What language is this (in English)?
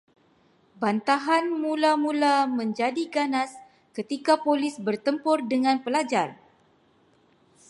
Malay